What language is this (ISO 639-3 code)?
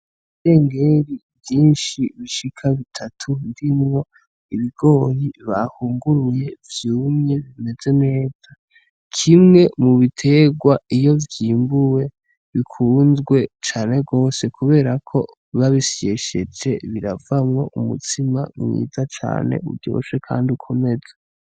run